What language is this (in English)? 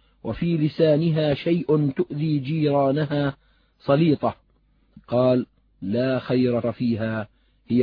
Arabic